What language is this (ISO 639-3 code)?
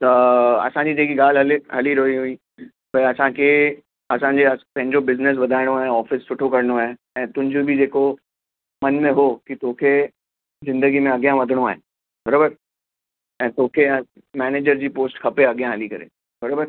snd